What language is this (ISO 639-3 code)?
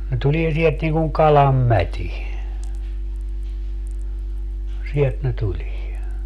fin